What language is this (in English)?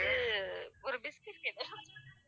Tamil